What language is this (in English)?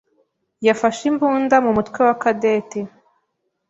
Kinyarwanda